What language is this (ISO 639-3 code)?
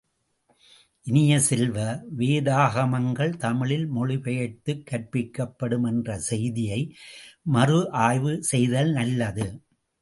tam